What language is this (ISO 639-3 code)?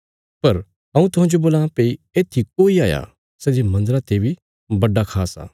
kfs